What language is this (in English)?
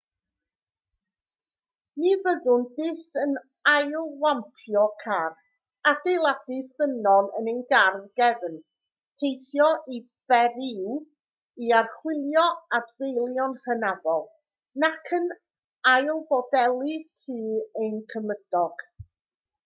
Welsh